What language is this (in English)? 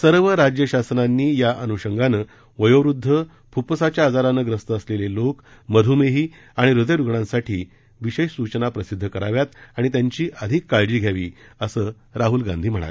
Marathi